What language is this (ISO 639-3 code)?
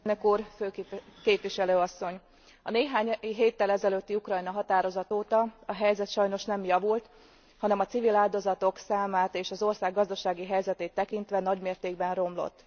hun